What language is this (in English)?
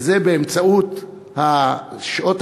Hebrew